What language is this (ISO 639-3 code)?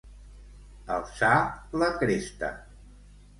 cat